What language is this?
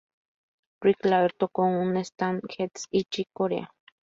Spanish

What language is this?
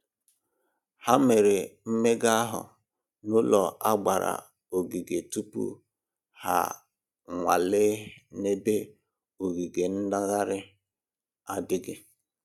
Igbo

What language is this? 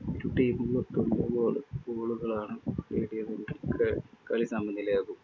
Malayalam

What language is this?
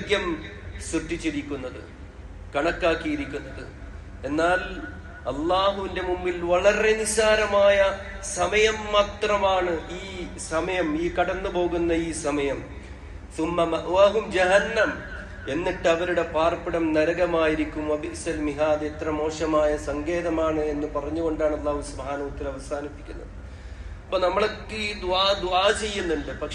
Malayalam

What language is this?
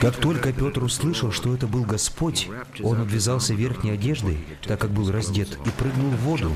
Russian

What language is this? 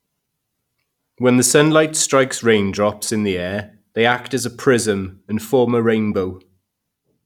English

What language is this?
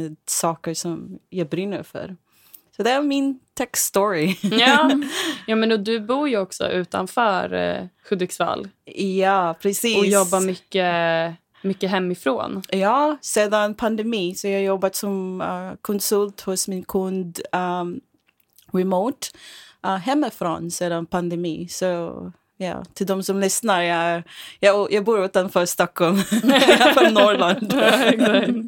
Swedish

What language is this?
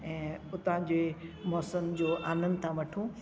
Sindhi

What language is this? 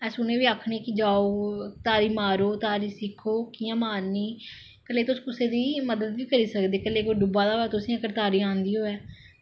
Dogri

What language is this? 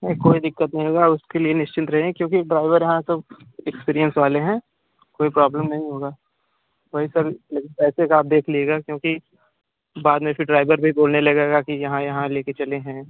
Hindi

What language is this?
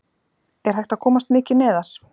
Icelandic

